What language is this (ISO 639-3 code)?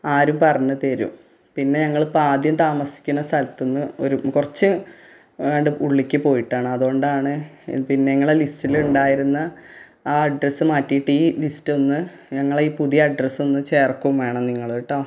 mal